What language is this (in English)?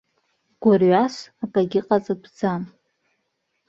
Abkhazian